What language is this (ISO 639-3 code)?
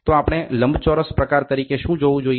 guj